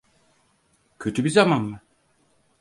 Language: Turkish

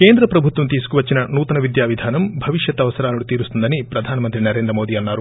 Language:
Telugu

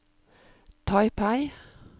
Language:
Norwegian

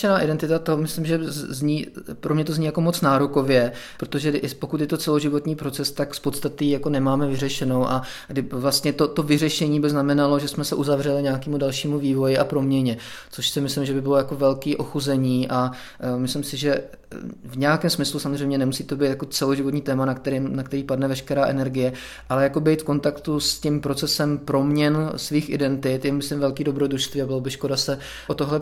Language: Czech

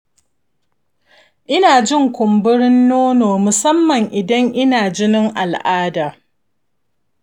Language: Hausa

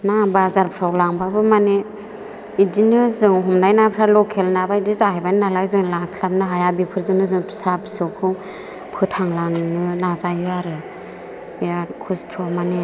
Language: Bodo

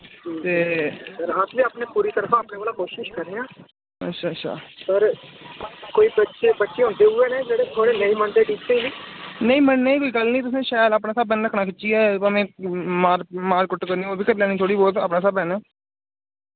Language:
Dogri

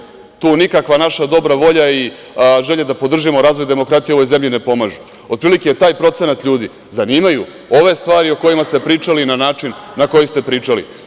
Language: Serbian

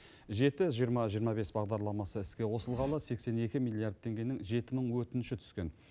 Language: Kazakh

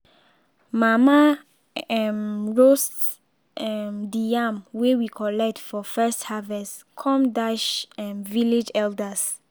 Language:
Nigerian Pidgin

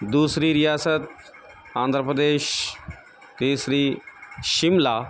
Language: Urdu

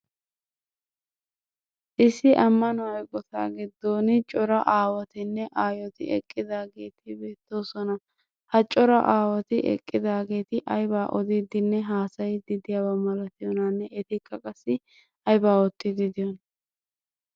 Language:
Wolaytta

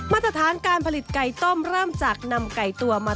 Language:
Thai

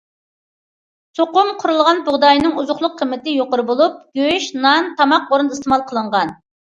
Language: Uyghur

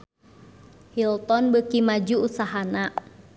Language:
Sundanese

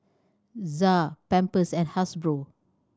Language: English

